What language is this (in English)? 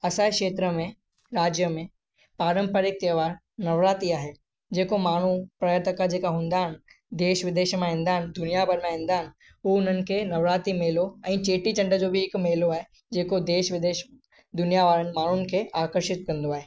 Sindhi